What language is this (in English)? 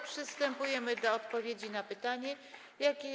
Polish